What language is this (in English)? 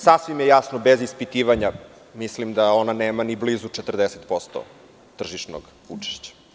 Serbian